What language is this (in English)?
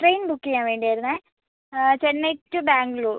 Malayalam